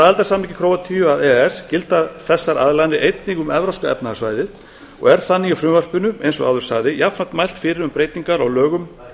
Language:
Icelandic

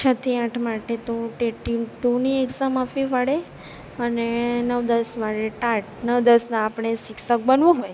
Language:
Gujarati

